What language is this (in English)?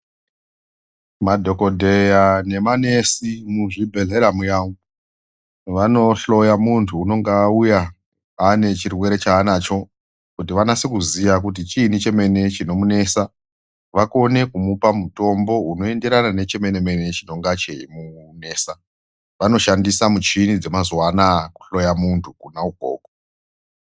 Ndau